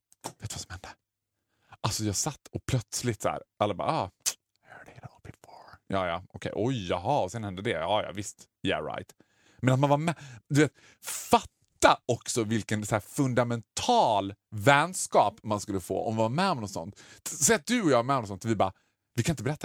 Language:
Swedish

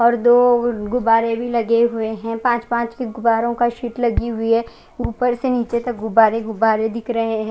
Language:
Hindi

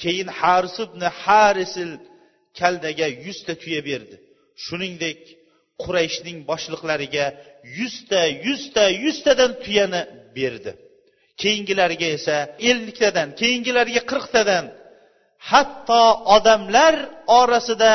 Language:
Bulgarian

